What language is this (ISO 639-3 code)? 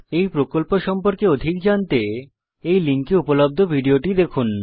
ben